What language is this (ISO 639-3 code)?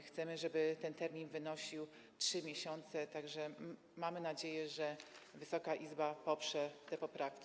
pol